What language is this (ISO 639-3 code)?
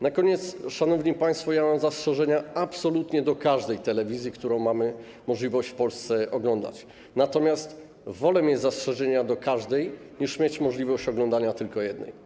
pol